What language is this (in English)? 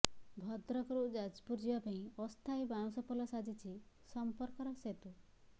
Odia